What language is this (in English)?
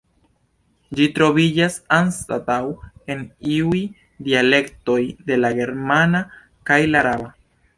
Esperanto